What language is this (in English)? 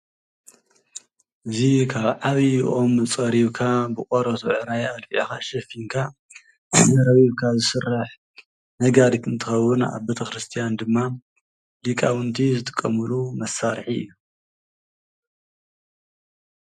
Tigrinya